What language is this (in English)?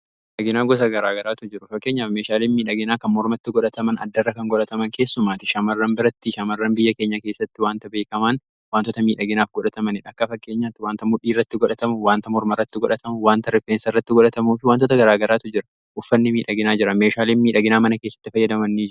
Oromo